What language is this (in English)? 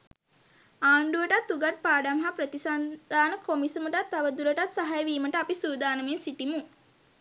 Sinhala